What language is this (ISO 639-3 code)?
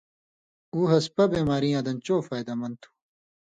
mvy